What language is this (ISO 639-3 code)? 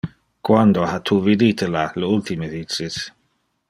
ina